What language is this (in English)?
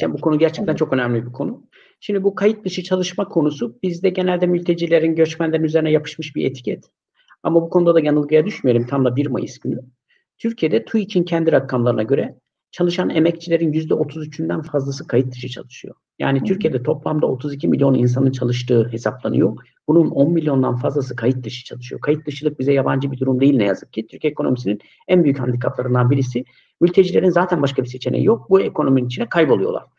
Turkish